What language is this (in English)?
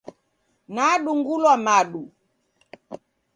Taita